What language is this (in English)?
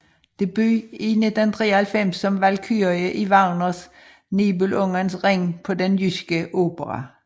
Danish